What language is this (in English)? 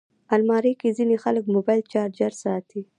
Pashto